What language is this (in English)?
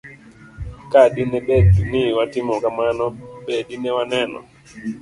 Luo (Kenya and Tanzania)